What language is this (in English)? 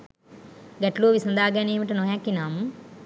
Sinhala